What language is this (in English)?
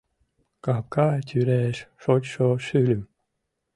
Mari